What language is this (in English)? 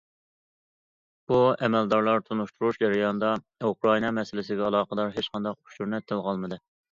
Uyghur